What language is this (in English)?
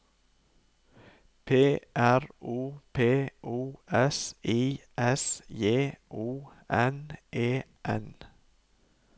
Norwegian